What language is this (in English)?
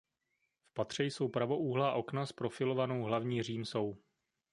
Czech